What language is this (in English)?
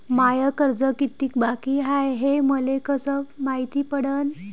Marathi